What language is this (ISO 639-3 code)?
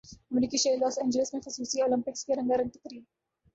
urd